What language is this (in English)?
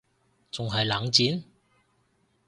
Cantonese